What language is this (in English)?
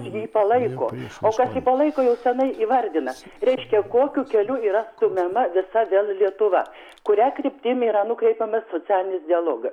Lithuanian